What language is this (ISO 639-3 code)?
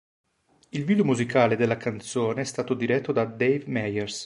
ita